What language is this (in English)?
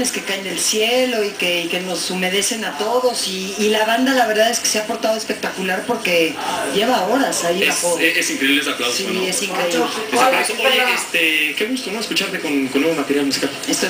Spanish